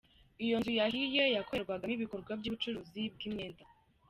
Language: Kinyarwanda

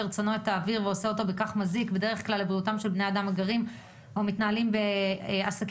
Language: Hebrew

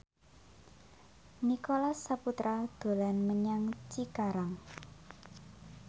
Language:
Javanese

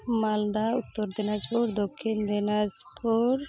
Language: Santali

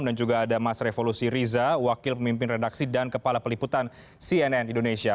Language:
Indonesian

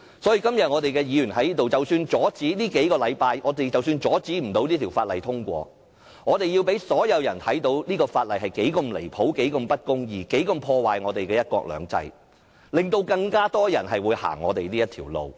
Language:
Cantonese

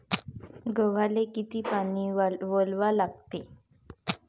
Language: Marathi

